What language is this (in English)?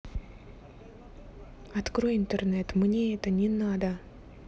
Russian